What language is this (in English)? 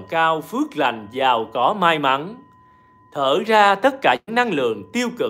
Vietnamese